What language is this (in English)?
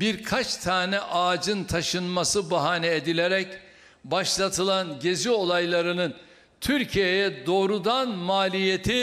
Turkish